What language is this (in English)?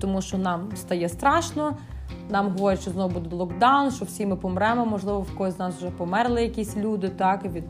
Ukrainian